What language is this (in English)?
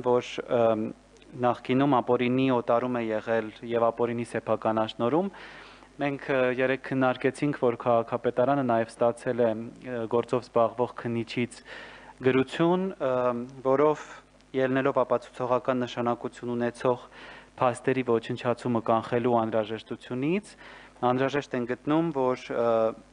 Romanian